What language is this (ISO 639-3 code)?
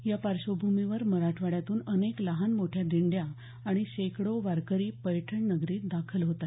mar